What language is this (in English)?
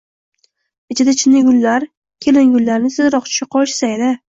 Uzbek